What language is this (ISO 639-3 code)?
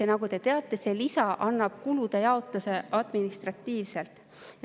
est